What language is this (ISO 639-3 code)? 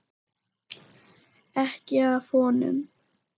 isl